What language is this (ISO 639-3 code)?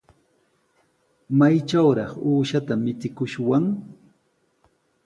qws